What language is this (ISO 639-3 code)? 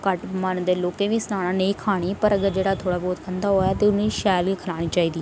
doi